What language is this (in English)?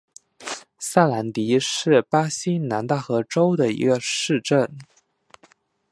Chinese